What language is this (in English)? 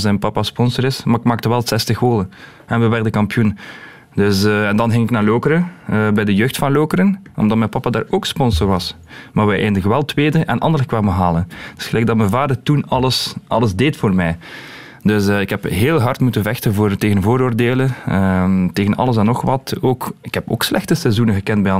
Dutch